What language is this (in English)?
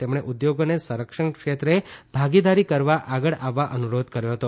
Gujarati